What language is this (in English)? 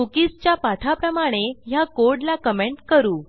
Marathi